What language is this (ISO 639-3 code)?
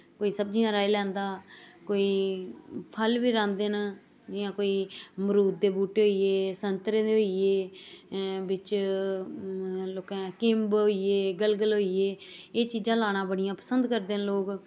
doi